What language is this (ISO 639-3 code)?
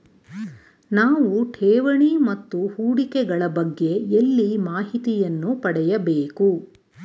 kan